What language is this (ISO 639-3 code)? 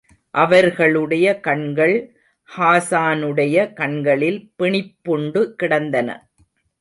tam